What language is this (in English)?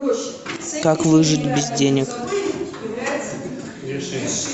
Russian